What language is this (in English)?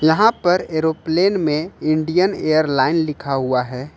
Hindi